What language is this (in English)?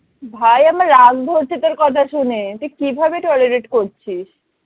Bangla